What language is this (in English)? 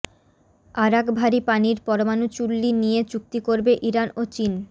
Bangla